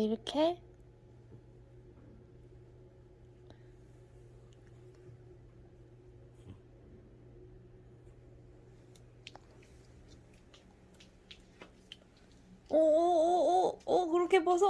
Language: Korean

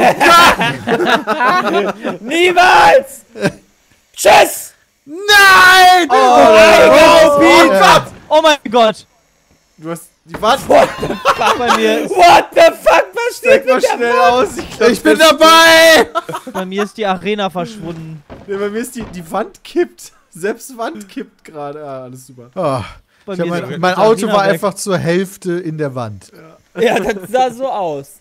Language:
German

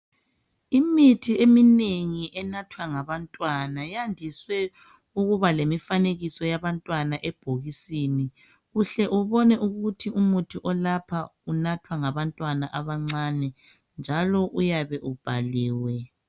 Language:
North Ndebele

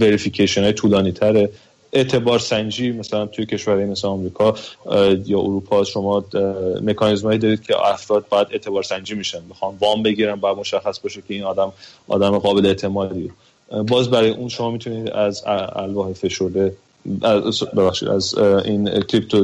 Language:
Persian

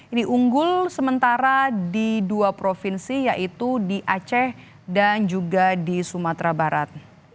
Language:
Indonesian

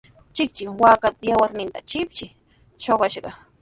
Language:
Sihuas Ancash Quechua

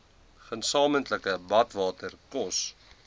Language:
Afrikaans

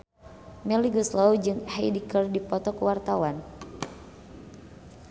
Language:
Sundanese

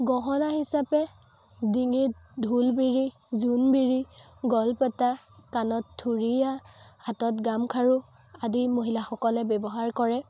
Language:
Assamese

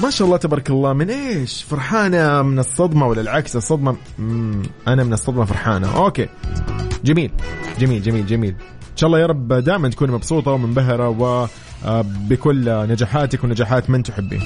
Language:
Arabic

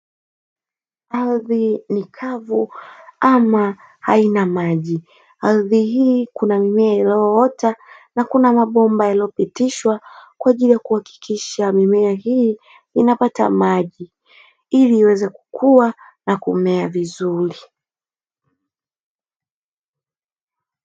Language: Swahili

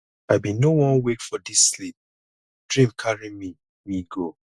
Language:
Nigerian Pidgin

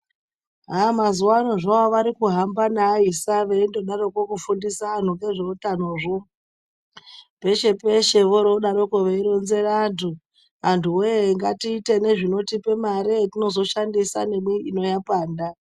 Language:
Ndau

